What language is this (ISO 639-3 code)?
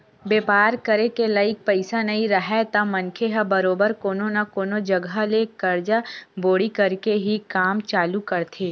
hne